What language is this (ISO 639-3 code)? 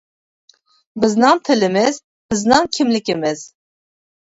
uig